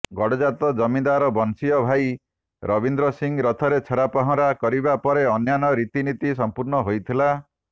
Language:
Odia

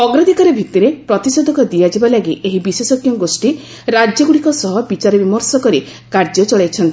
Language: Odia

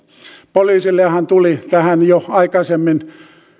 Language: Finnish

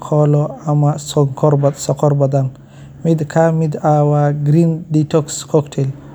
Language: Somali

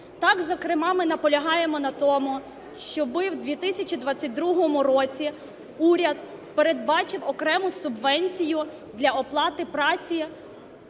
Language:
Ukrainian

